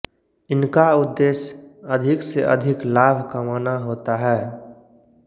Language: Hindi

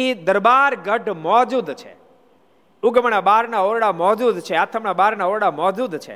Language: Gujarati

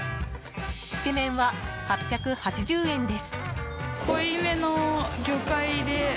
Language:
Japanese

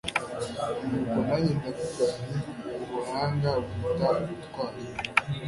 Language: Kinyarwanda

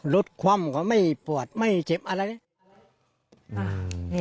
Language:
Thai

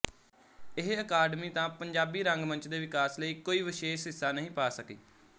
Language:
Punjabi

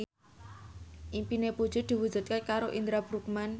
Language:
Javanese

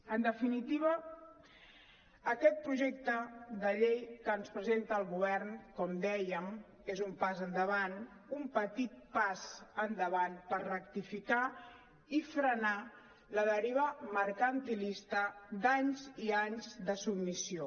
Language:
Catalan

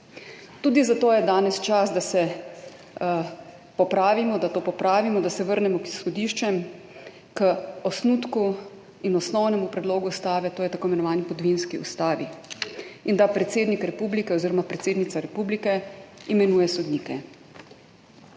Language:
Slovenian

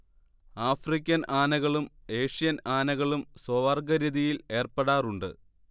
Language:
Malayalam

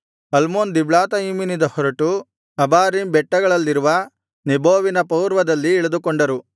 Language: Kannada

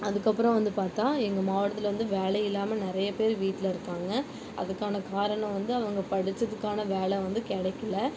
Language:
Tamil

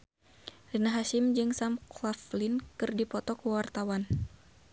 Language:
Sundanese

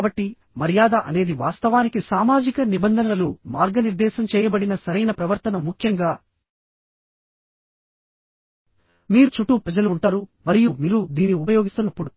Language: Telugu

